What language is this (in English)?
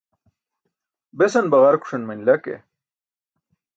Burushaski